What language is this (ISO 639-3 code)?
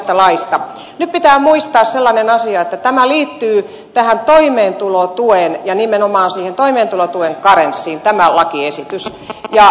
fin